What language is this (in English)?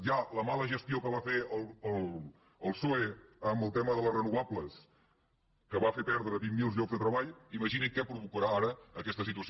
Catalan